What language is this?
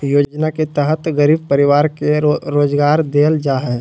Magahi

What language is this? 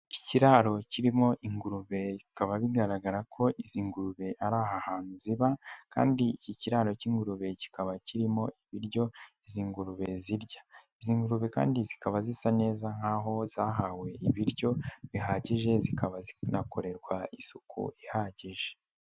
Kinyarwanda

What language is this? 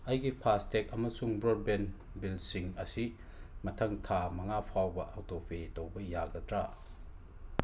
Manipuri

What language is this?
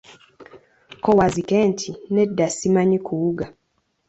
Ganda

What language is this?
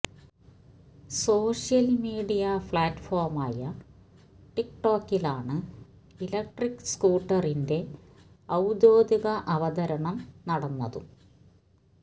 Malayalam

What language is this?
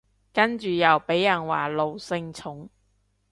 Cantonese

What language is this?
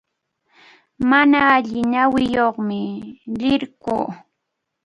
Arequipa-La Unión Quechua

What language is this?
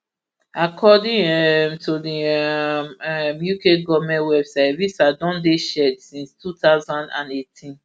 Nigerian Pidgin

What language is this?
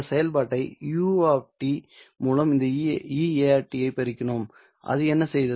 Tamil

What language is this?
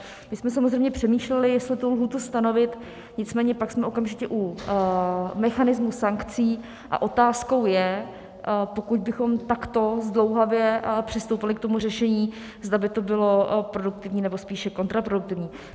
Czech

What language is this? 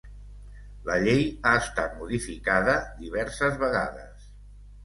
Catalan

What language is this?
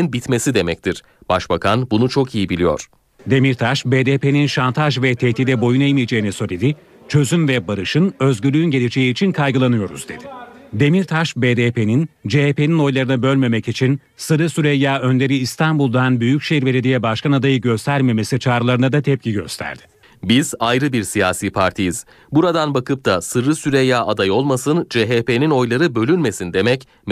Turkish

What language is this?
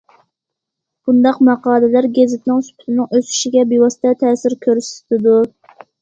Uyghur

